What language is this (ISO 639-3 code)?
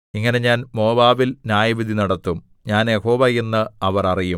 mal